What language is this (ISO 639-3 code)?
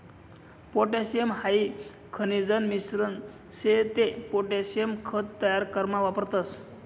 mar